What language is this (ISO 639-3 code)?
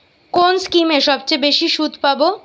ben